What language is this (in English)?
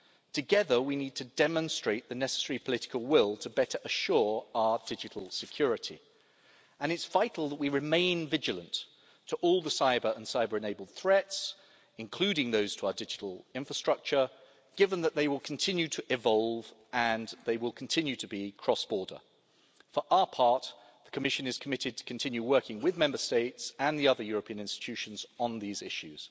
English